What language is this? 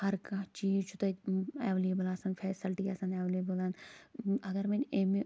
Kashmiri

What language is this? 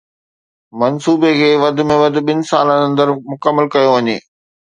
Sindhi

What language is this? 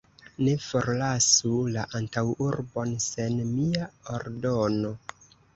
Esperanto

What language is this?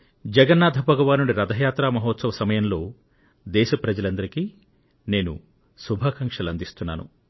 Telugu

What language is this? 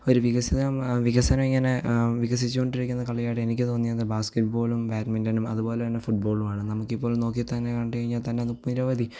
Malayalam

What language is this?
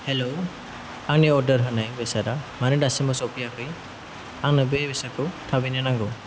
Bodo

